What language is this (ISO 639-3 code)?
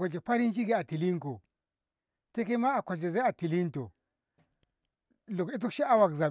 nbh